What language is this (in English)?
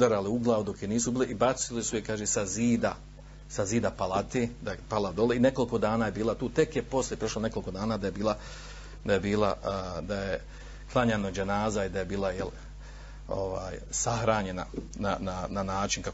Croatian